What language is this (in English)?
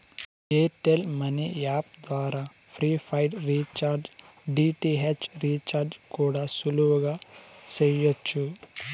Telugu